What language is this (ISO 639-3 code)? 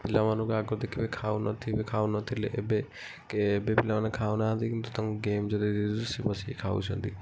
ori